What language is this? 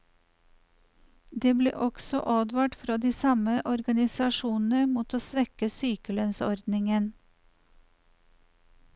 Norwegian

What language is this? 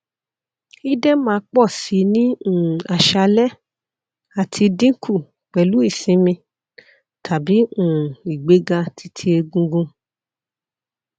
Yoruba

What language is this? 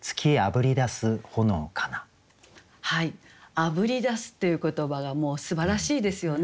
Japanese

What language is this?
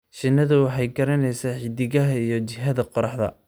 Somali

